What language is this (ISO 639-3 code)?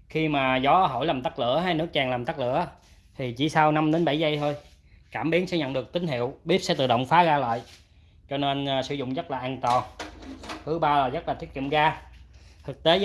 vie